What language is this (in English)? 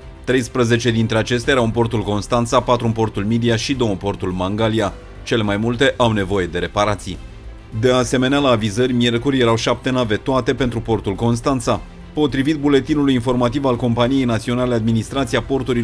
Romanian